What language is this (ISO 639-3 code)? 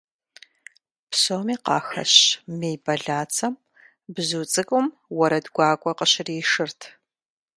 kbd